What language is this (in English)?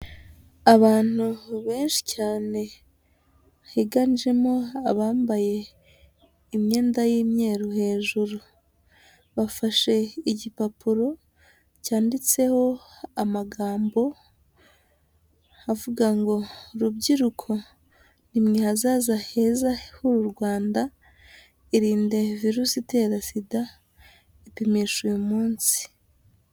Kinyarwanda